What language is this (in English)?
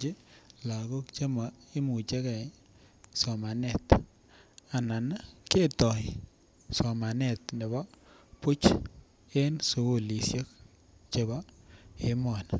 Kalenjin